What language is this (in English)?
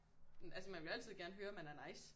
Danish